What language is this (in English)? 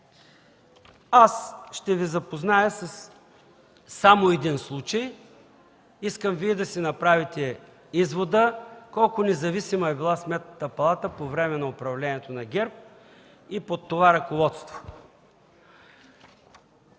Bulgarian